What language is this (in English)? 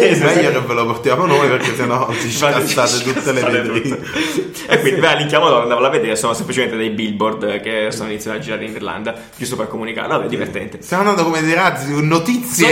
Italian